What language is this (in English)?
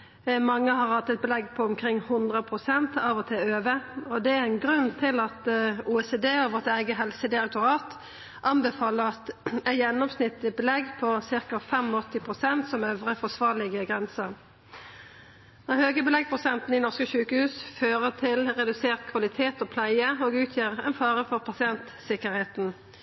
Norwegian Nynorsk